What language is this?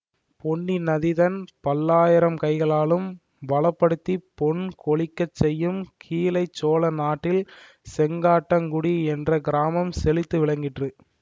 Tamil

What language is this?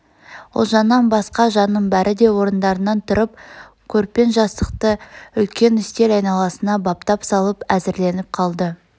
Kazakh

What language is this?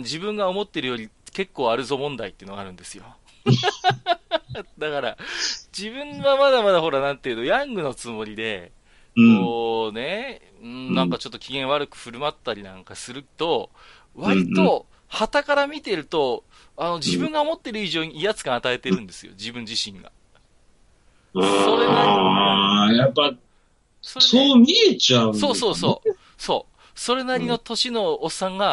Japanese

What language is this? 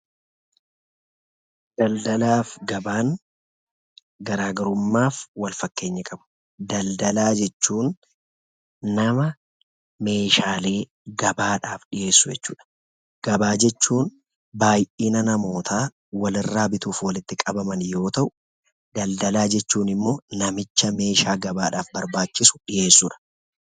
Oromo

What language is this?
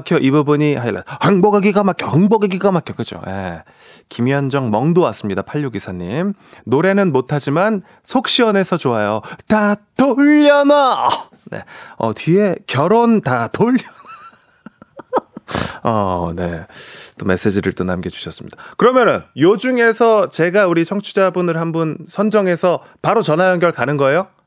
Korean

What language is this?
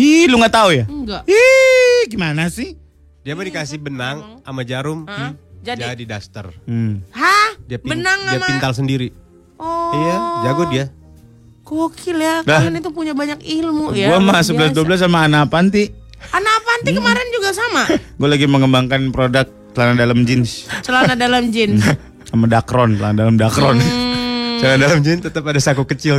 Indonesian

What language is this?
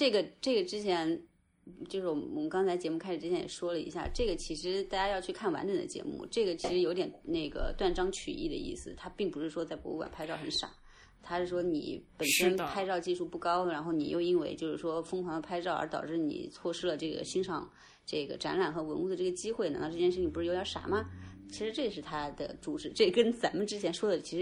Chinese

